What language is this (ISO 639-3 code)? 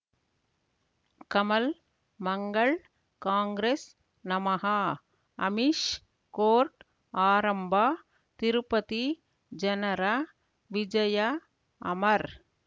kan